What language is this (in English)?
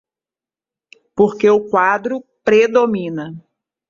Portuguese